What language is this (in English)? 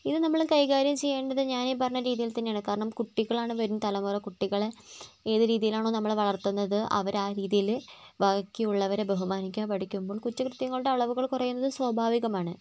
Malayalam